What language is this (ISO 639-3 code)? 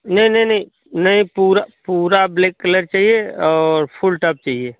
hin